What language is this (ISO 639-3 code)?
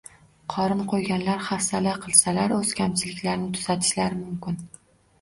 uzb